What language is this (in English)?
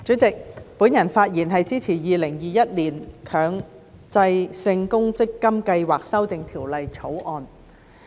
Cantonese